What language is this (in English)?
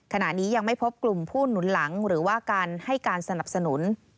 Thai